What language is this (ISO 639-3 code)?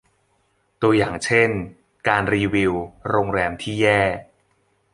tha